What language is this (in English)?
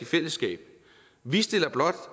Danish